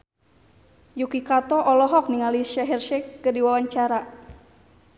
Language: Sundanese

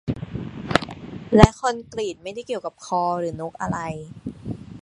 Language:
Thai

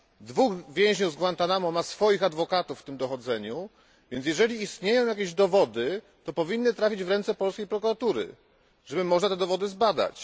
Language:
Polish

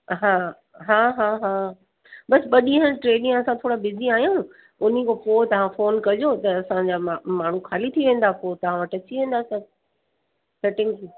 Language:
Sindhi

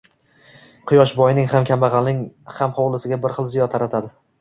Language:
Uzbek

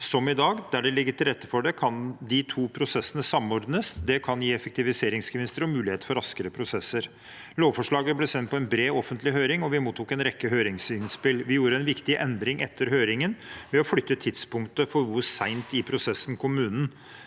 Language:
Norwegian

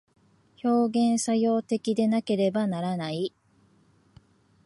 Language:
Japanese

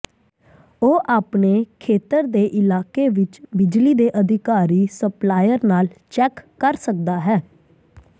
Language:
Punjabi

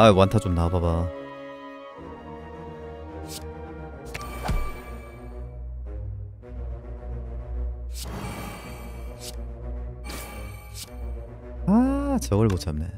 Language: Korean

